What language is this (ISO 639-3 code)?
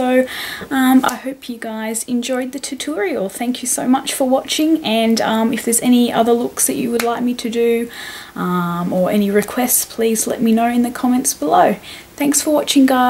eng